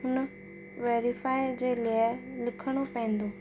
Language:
Sindhi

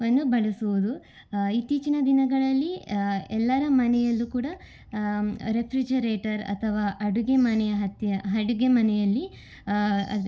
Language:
Kannada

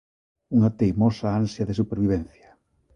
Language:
Galician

